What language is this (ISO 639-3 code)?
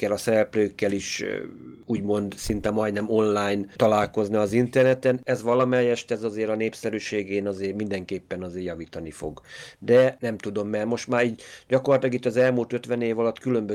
hun